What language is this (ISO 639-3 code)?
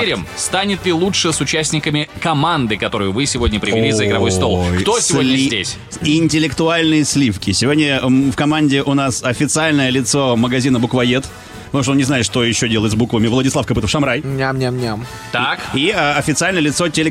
rus